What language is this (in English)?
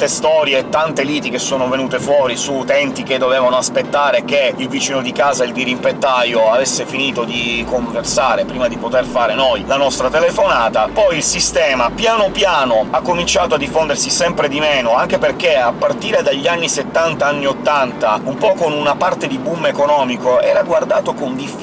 Italian